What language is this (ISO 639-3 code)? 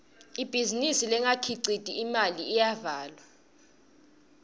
ssw